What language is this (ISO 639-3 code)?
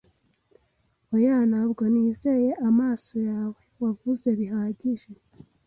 kin